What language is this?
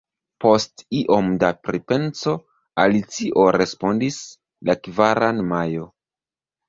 Esperanto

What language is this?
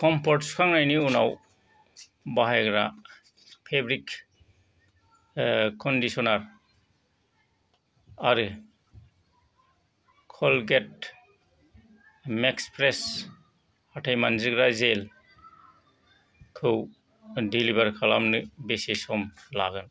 Bodo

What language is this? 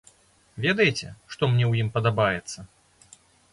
Belarusian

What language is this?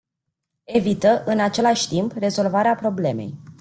Romanian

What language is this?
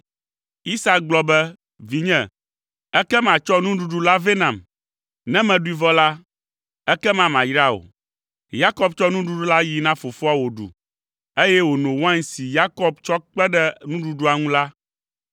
Ewe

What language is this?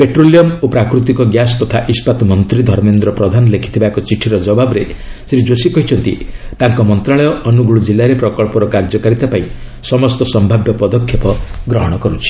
Odia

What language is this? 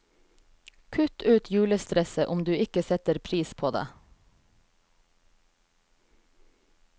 Norwegian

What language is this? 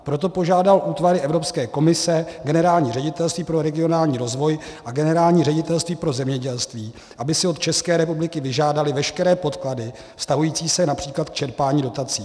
Czech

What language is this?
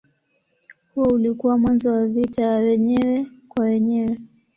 Swahili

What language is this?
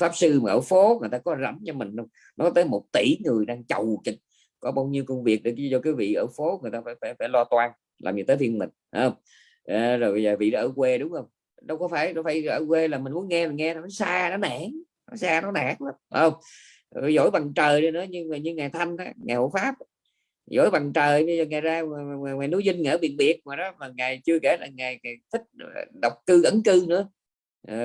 Vietnamese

